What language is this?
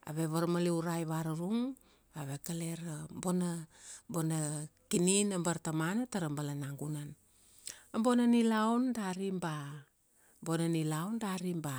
Kuanua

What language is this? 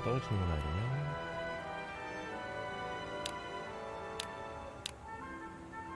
Korean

